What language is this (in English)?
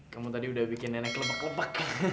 Indonesian